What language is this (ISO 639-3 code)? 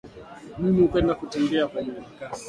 swa